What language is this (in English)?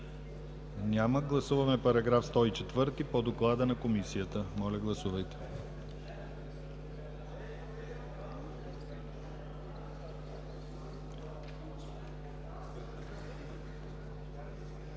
Bulgarian